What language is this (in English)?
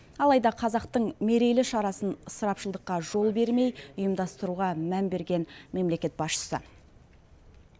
Kazakh